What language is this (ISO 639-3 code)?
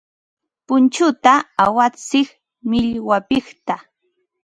qva